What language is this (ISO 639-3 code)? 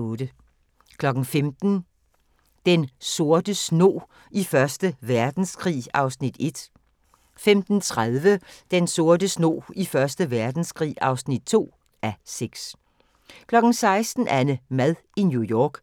dan